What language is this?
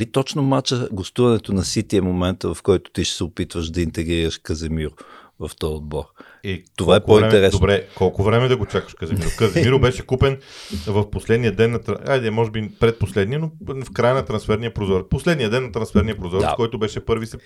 Bulgarian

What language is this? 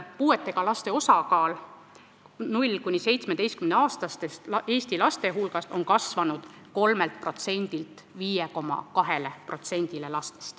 Estonian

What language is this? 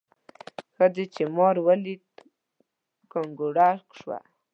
Pashto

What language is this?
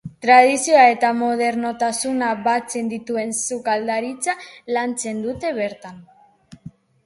Basque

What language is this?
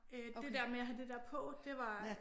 Danish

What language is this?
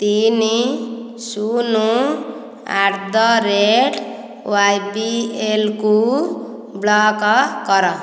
Odia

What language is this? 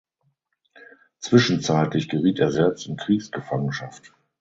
German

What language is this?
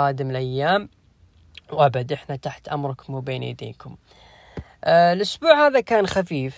Arabic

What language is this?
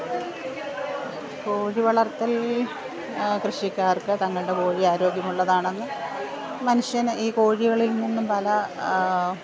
Malayalam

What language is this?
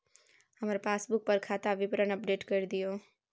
Maithili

